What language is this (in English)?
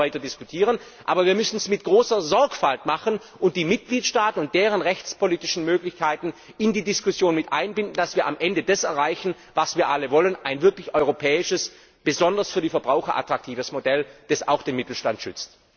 German